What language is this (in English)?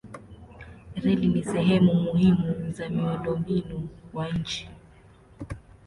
Swahili